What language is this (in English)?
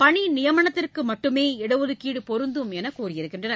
Tamil